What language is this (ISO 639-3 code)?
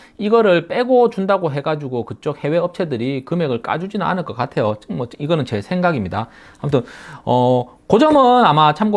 kor